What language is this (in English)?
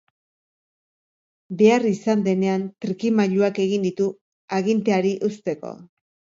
Basque